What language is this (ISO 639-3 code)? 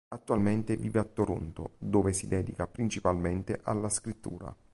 ita